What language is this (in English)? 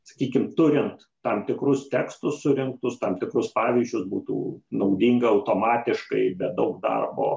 Lithuanian